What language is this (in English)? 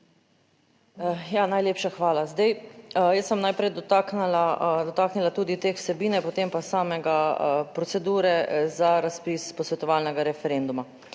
Slovenian